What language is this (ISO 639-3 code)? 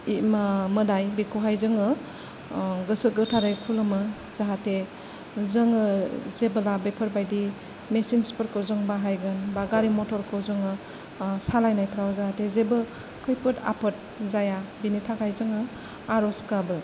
brx